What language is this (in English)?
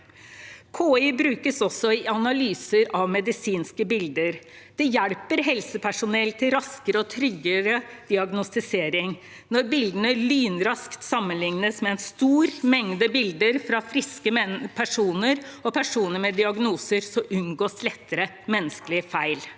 Norwegian